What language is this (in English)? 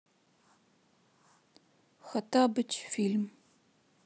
Russian